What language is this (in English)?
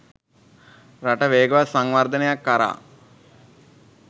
Sinhala